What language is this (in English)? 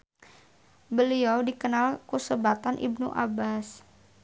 Sundanese